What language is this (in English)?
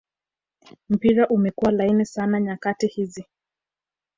Swahili